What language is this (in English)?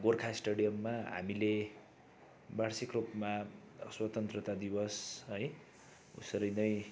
Nepali